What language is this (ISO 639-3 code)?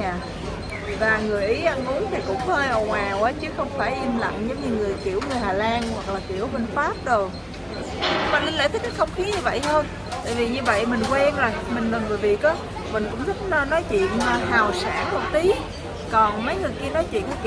vie